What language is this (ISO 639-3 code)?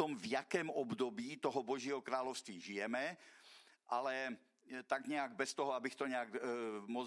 ces